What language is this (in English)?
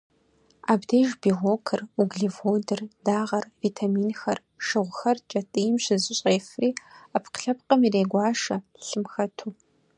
Kabardian